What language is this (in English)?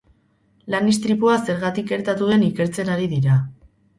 Basque